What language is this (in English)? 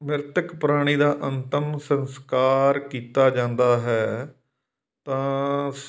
Punjabi